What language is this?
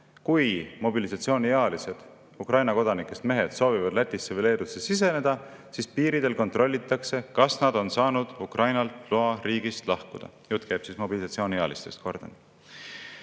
Estonian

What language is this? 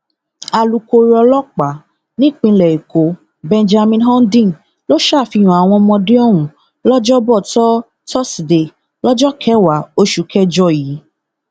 Yoruba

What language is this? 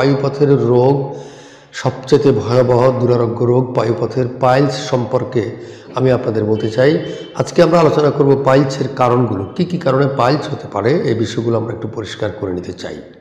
Hindi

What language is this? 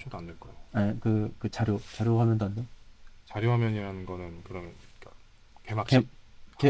Korean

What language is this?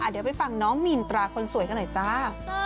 Thai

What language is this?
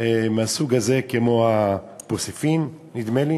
Hebrew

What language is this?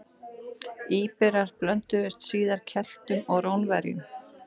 Icelandic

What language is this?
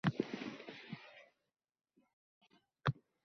Uzbek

